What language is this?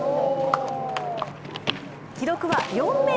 Japanese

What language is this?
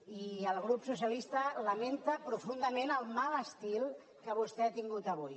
Catalan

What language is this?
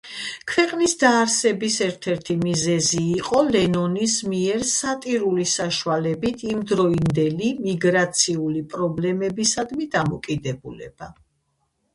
Georgian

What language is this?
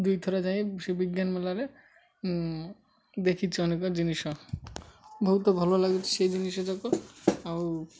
Odia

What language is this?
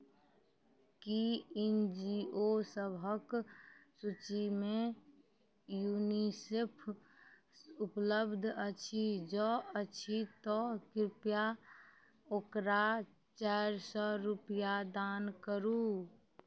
Maithili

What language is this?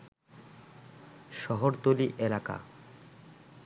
Bangla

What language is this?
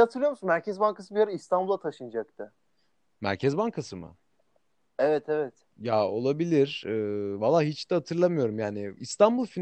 Turkish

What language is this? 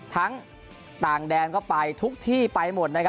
Thai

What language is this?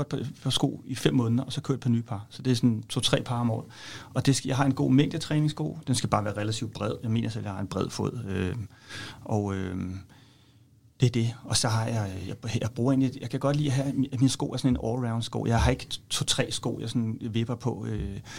Danish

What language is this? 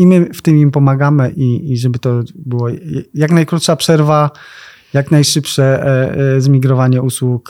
Polish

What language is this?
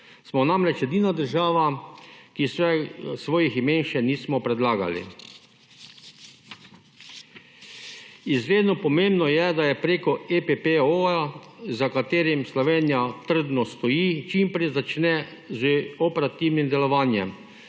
Slovenian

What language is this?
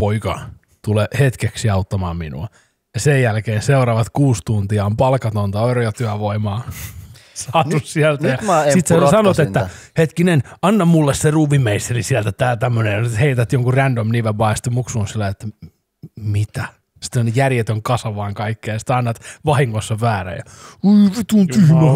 Finnish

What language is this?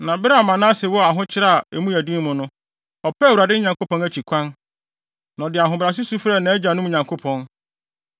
Akan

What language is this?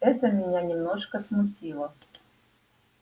Russian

